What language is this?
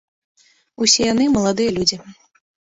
Belarusian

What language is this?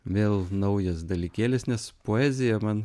Lithuanian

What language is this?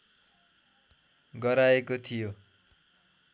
Nepali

